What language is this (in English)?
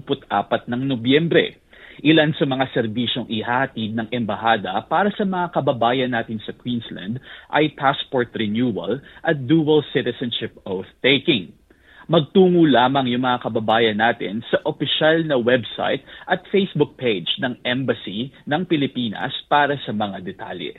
Filipino